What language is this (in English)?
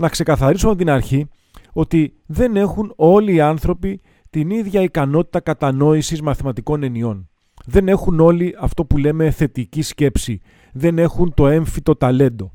Greek